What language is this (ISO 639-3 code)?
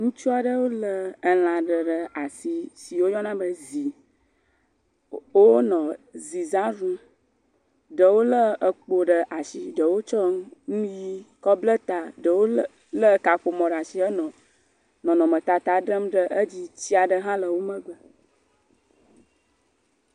ewe